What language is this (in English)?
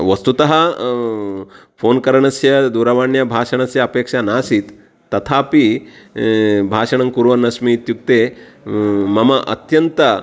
Sanskrit